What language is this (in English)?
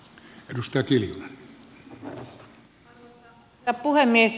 Finnish